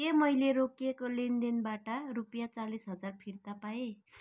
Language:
Nepali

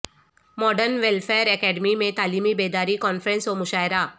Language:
Urdu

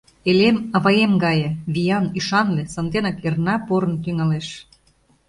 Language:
Mari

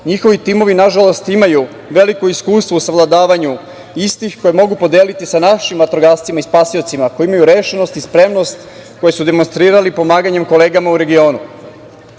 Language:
Serbian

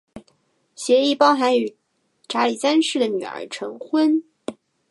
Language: Chinese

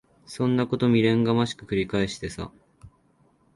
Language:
Japanese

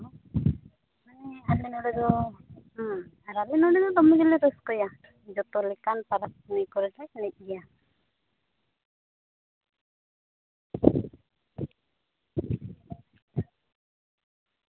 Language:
Santali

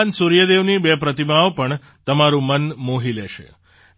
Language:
Gujarati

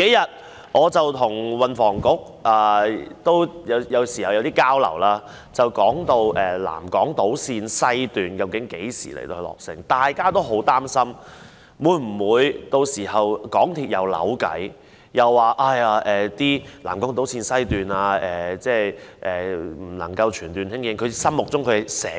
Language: Cantonese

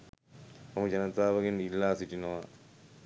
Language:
Sinhala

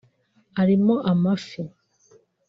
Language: Kinyarwanda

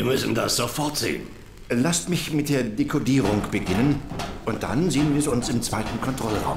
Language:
German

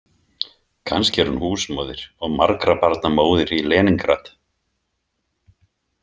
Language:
Icelandic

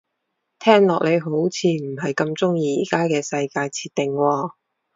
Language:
Cantonese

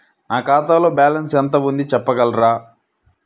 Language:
Telugu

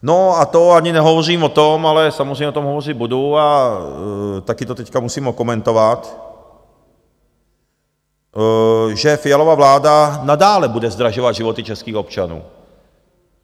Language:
Czech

